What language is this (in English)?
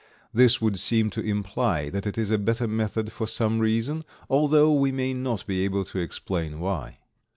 English